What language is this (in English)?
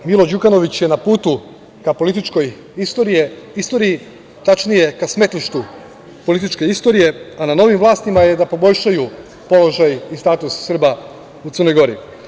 Serbian